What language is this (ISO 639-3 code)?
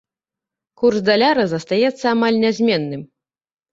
bel